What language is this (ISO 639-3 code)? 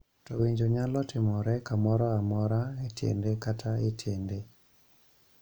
luo